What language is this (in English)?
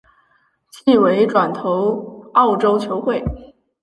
Chinese